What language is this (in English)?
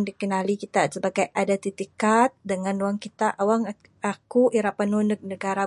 Bukar-Sadung Bidayuh